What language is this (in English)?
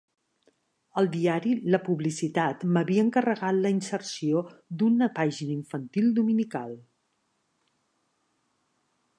Catalan